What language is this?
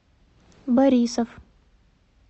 Russian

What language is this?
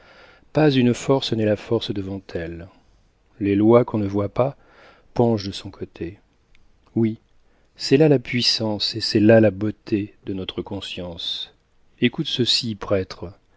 French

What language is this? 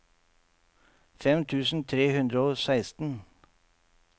Norwegian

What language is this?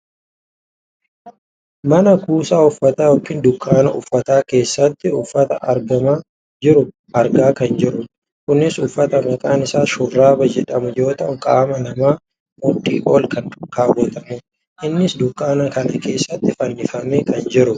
Oromo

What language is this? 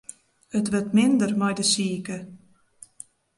Western Frisian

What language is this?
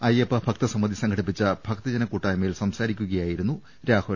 Malayalam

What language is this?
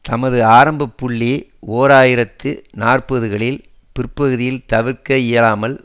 Tamil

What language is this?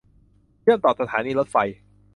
Thai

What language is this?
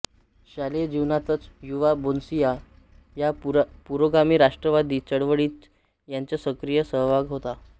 Marathi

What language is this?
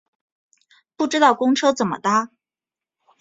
Chinese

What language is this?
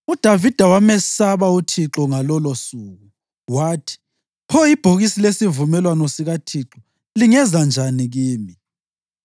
North Ndebele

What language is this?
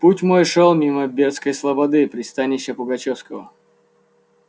Russian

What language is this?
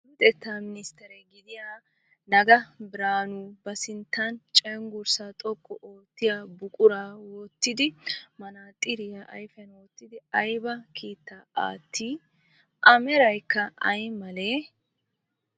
Wolaytta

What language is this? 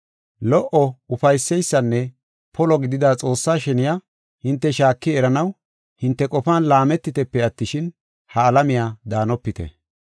Gofa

